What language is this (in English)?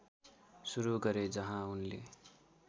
Nepali